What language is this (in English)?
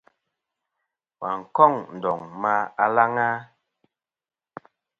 Kom